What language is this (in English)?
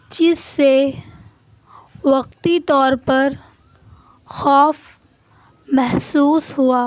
Urdu